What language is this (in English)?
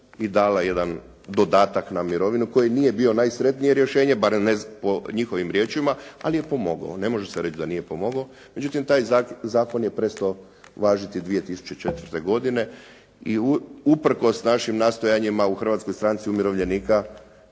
Croatian